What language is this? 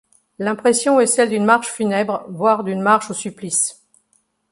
French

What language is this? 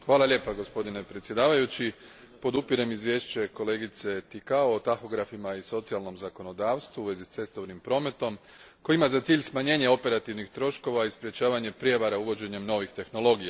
Croatian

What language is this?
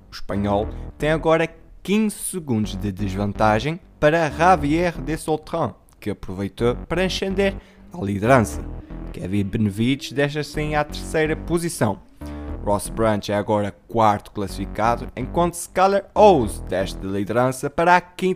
Portuguese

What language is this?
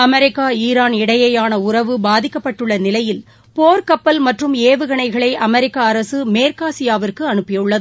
Tamil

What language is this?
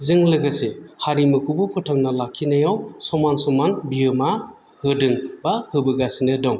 Bodo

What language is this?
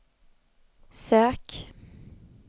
Swedish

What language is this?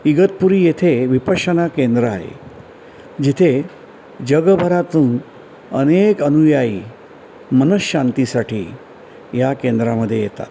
Marathi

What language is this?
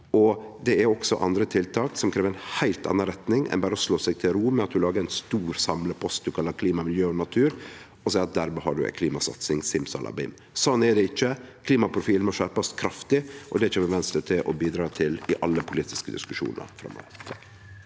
Norwegian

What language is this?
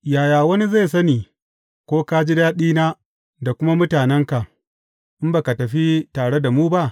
Hausa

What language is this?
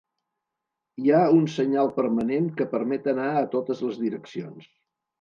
Catalan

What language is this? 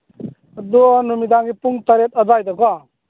Manipuri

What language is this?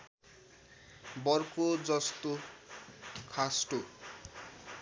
Nepali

